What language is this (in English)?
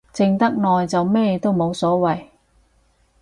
Cantonese